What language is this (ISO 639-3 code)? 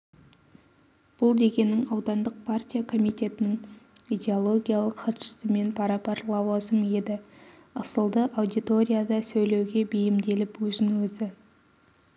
kaz